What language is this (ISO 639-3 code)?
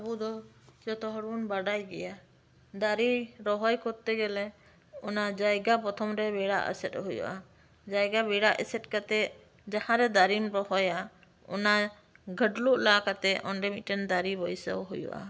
sat